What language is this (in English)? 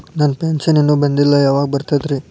Kannada